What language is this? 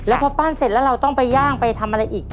Thai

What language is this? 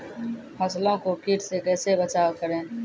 Maithili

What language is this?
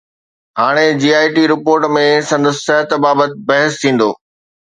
Sindhi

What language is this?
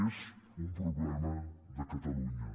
Catalan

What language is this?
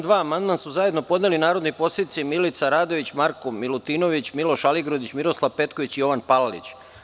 Serbian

